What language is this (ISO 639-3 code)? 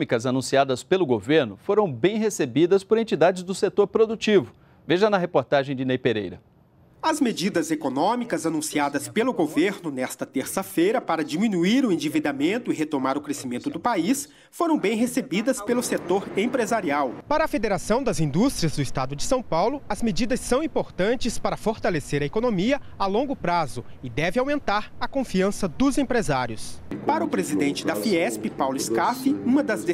por